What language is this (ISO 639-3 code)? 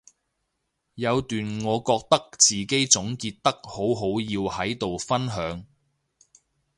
yue